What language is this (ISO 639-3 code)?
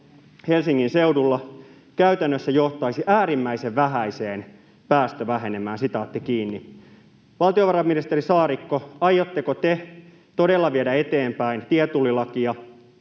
fin